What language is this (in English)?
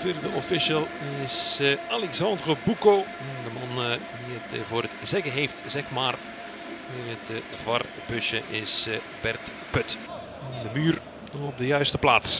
Dutch